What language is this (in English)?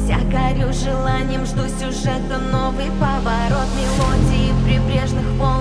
Russian